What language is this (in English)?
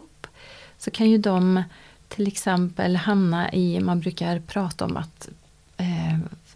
Swedish